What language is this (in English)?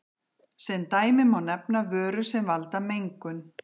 Icelandic